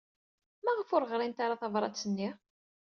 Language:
Kabyle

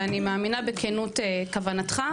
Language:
Hebrew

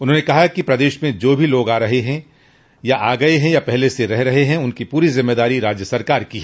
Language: Hindi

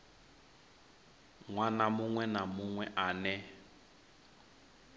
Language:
Venda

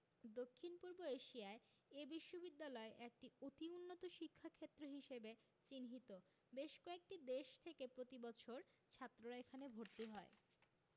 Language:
Bangla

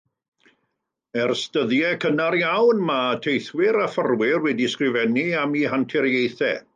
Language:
Welsh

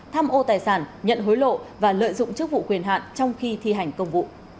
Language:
Vietnamese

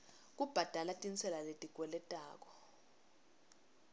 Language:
Swati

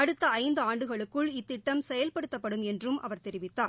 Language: Tamil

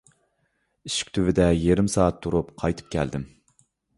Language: Uyghur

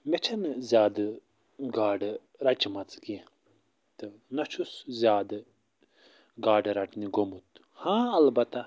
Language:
Kashmiri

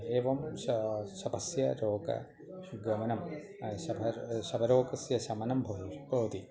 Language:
Sanskrit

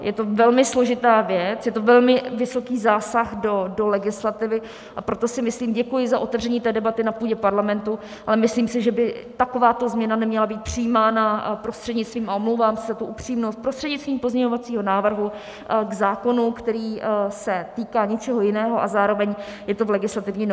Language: Czech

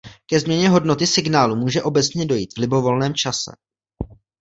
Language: Czech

